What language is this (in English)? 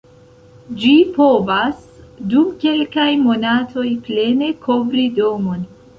Esperanto